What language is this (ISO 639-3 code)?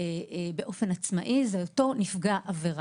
heb